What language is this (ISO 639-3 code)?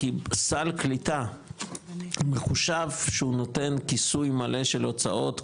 heb